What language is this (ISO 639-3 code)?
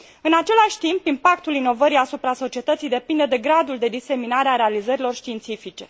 ron